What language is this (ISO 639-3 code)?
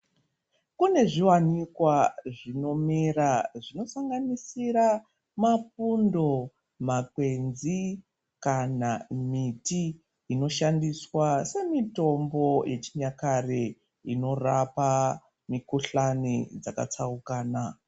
ndc